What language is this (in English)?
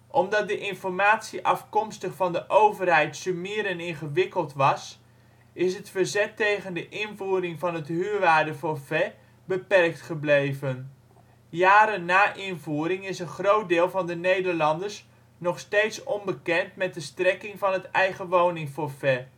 Dutch